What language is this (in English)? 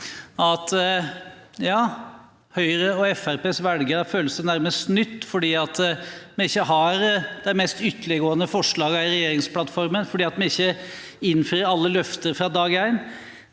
Norwegian